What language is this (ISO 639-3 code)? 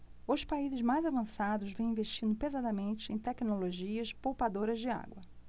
por